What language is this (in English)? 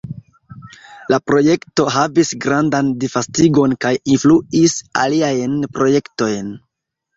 Esperanto